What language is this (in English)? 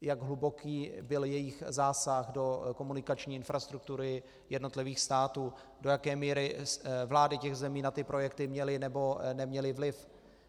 Czech